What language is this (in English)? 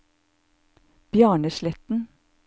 Norwegian